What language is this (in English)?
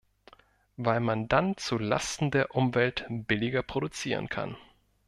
German